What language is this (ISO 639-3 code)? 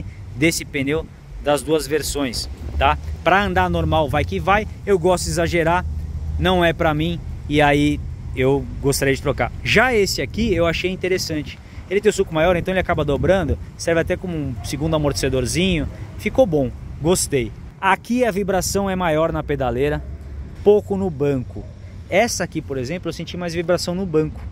por